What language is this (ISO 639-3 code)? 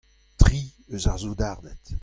bre